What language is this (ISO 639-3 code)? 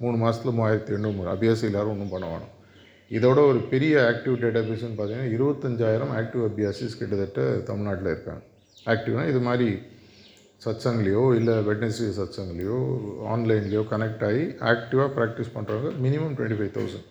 tam